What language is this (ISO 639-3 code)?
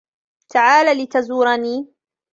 ara